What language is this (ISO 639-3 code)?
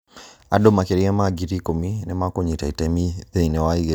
kik